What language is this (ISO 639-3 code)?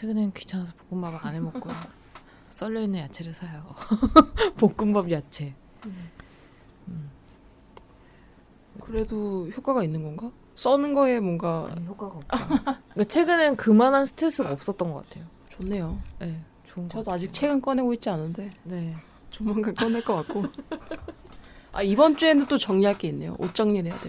kor